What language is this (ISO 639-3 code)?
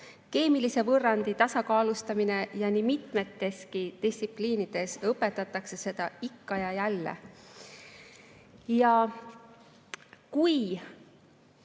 est